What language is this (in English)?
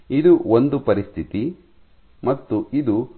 Kannada